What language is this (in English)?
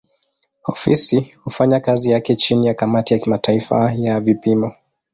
Swahili